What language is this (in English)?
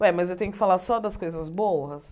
Portuguese